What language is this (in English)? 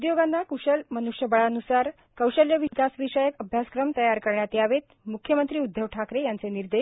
Marathi